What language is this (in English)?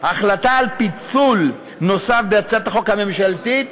Hebrew